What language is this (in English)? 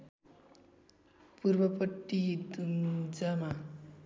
Nepali